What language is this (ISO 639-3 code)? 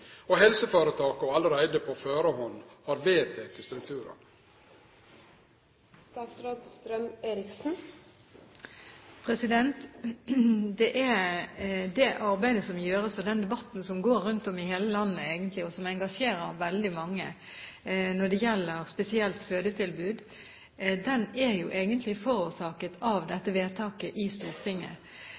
nor